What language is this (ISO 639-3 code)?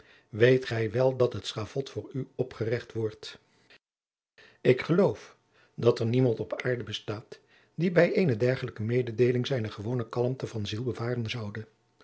nld